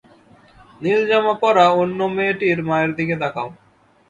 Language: Bangla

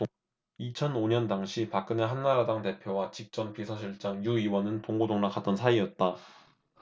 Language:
Korean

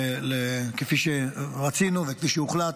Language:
Hebrew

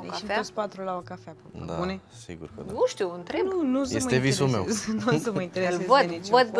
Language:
Romanian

